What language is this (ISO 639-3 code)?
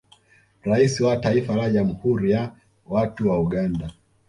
swa